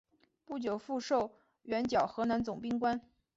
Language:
Chinese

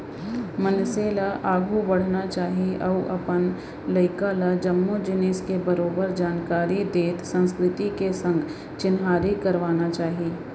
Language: Chhattisgarhi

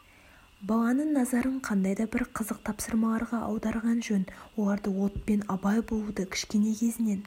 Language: Kazakh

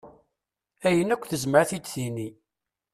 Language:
Kabyle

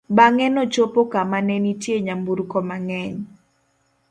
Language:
Luo (Kenya and Tanzania)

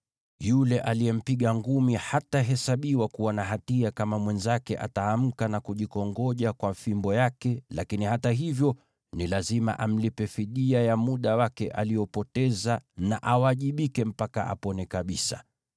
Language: Swahili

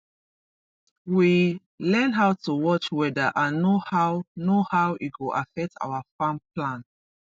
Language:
Nigerian Pidgin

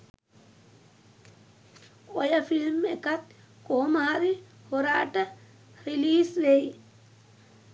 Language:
Sinhala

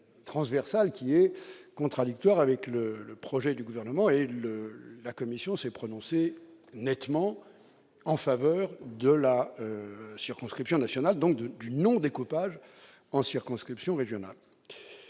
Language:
French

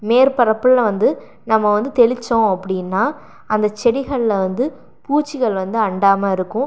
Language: Tamil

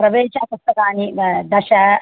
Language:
Sanskrit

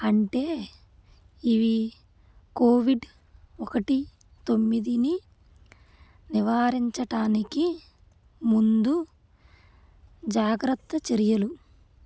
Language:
Telugu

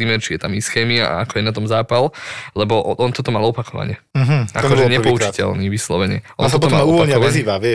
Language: Slovak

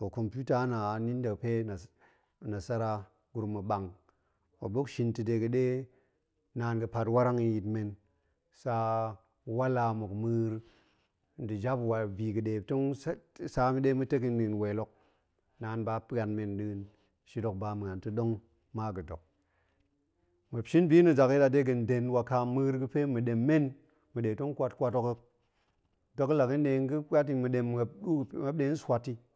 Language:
Goemai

